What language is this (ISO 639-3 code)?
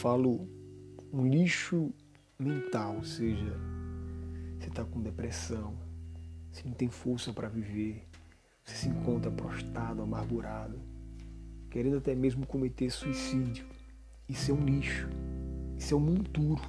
por